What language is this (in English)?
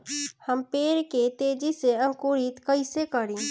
Bhojpuri